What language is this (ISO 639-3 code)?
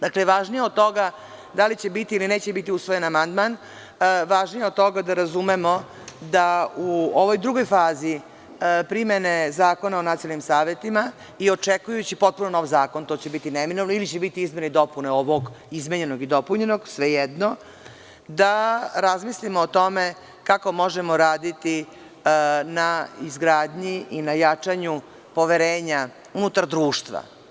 srp